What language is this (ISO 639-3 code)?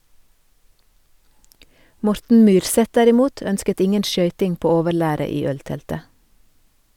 nor